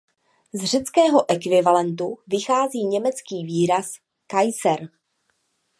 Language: Czech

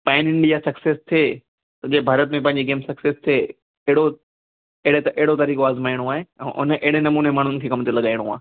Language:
Sindhi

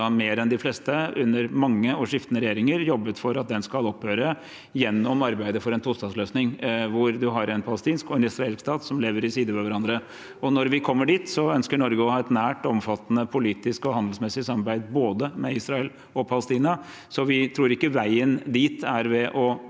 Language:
Norwegian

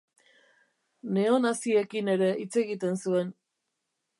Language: Basque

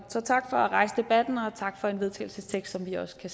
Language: Danish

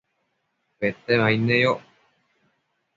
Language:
Matsés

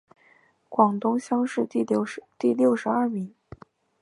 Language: Chinese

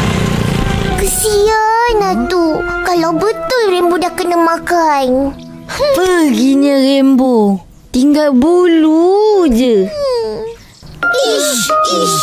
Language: Malay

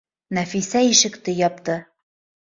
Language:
Bashkir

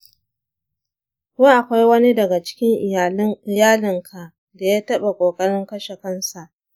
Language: Hausa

